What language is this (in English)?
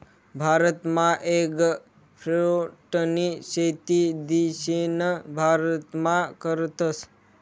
Marathi